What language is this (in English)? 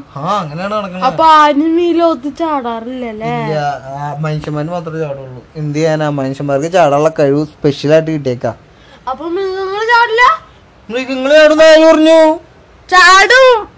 Malayalam